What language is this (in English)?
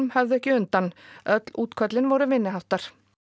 Icelandic